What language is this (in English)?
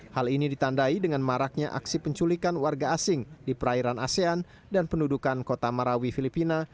Indonesian